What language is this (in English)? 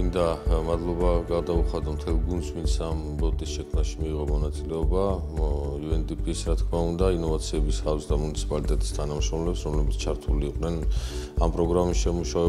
Romanian